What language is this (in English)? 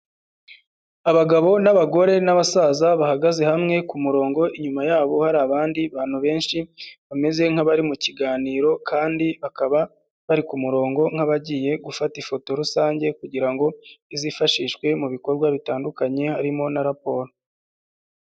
Kinyarwanda